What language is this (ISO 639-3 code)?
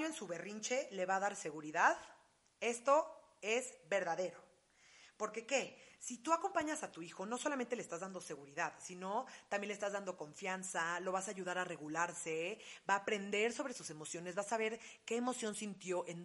spa